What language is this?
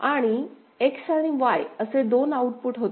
Marathi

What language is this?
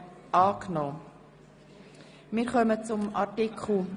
Swiss German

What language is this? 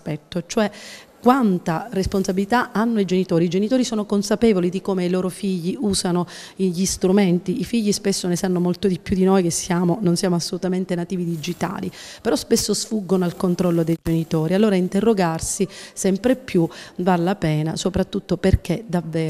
Italian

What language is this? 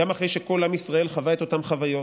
Hebrew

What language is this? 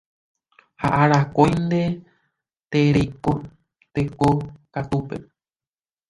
Guarani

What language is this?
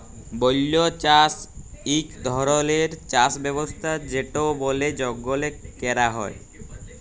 Bangla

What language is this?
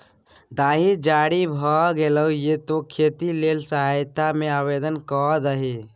Maithili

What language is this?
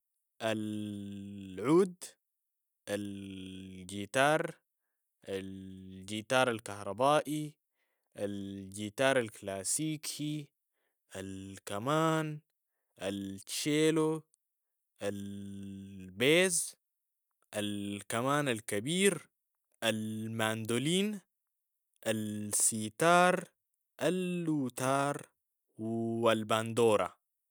Sudanese Arabic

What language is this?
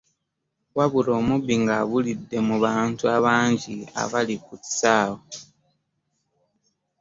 Ganda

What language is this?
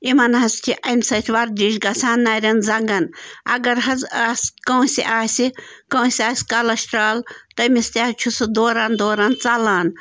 Kashmiri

